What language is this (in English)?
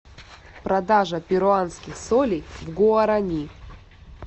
Russian